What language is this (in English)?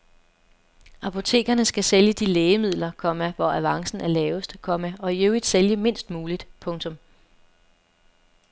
Danish